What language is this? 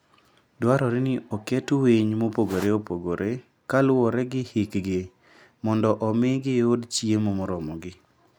Luo (Kenya and Tanzania)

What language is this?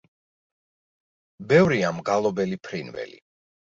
Georgian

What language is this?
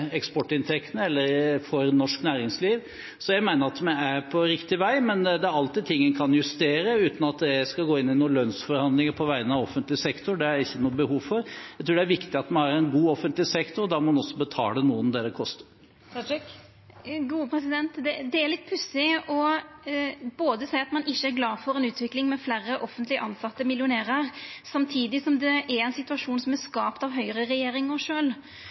Norwegian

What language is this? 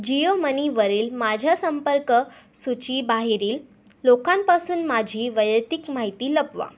Marathi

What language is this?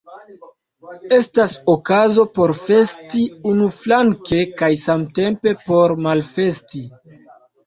Esperanto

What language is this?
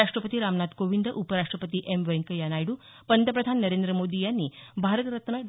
Marathi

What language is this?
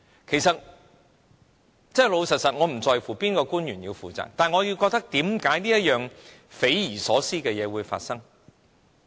Cantonese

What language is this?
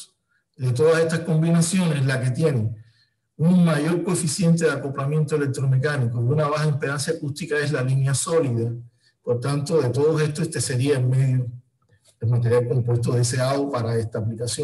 Spanish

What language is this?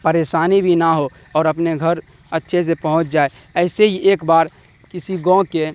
Urdu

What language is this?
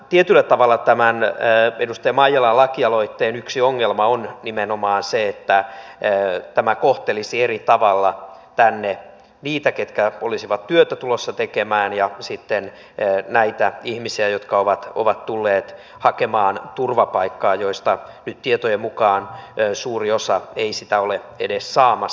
Finnish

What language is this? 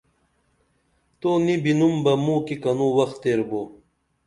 Dameli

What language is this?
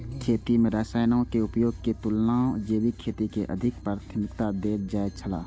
Maithili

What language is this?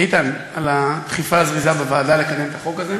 Hebrew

